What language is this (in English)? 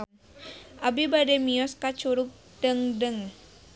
Sundanese